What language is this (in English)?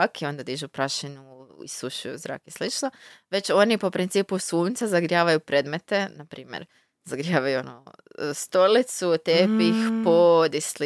Croatian